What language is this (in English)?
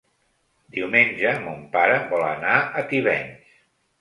Catalan